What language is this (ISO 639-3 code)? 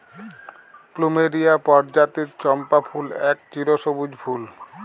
ben